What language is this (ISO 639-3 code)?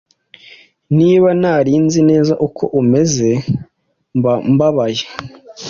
kin